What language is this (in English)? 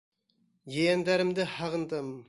Bashkir